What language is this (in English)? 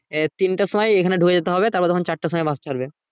Bangla